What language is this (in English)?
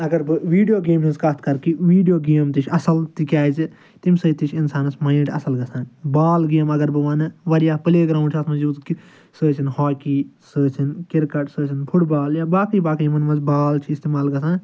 Kashmiri